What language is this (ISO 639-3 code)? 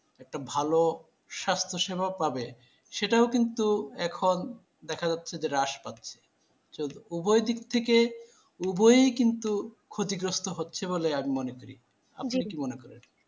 ben